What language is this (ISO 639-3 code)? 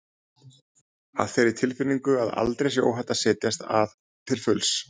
isl